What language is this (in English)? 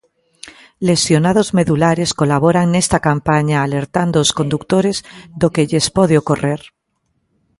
Galician